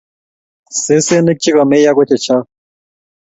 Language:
Kalenjin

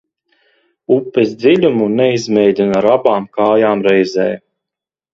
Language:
Latvian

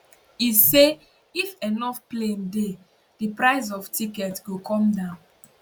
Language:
Nigerian Pidgin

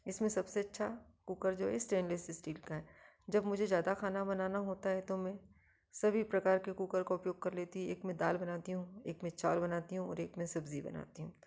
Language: Hindi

